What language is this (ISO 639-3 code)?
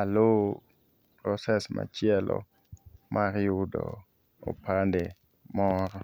luo